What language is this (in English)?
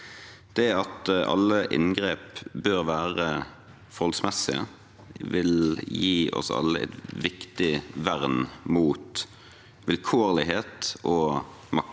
Norwegian